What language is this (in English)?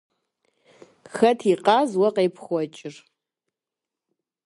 Kabardian